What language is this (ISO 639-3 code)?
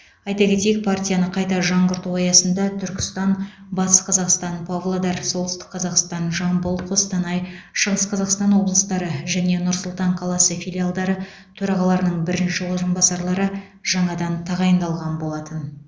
kaz